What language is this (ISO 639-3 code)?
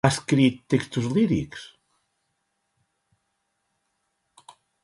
cat